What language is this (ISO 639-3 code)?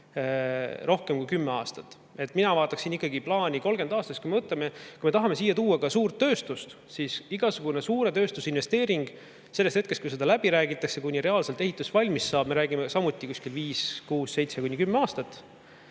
est